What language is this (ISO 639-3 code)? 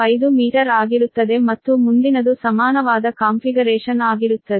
kan